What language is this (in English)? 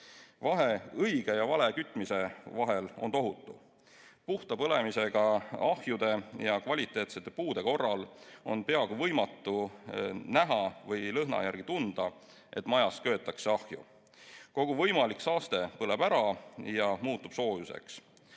Estonian